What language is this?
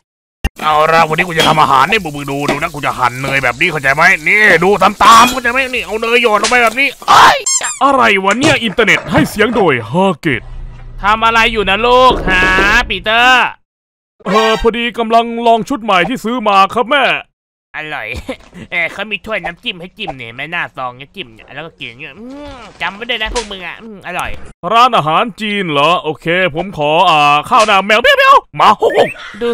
Thai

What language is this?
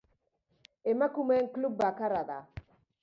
Basque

